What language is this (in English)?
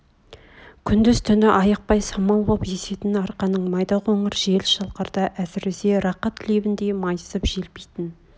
Kazakh